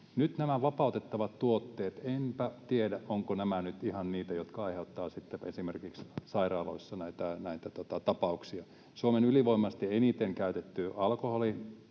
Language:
Finnish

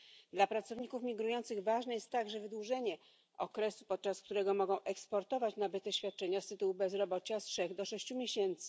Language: Polish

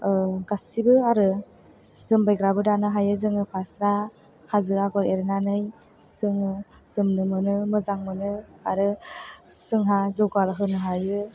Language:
Bodo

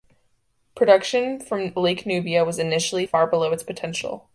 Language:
English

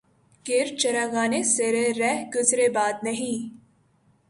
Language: Urdu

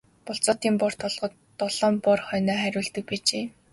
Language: Mongolian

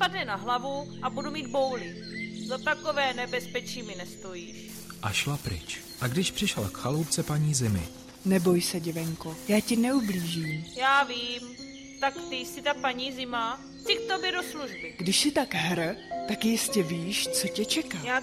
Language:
Czech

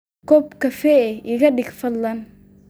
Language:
Somali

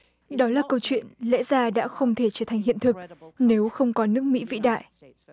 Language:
Vietnamese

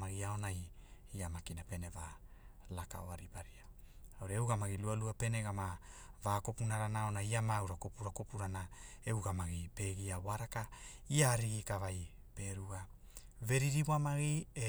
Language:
Hula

